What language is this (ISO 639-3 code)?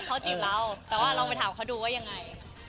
tha